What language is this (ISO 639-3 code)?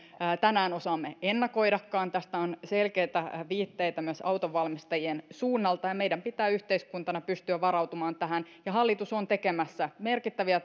fin